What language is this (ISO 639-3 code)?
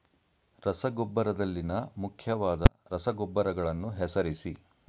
kan